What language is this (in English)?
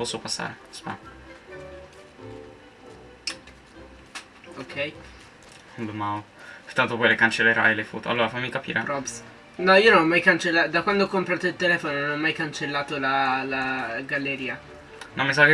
Italian